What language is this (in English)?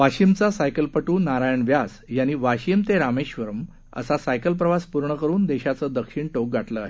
Marathi